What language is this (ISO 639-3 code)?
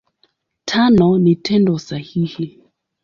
swa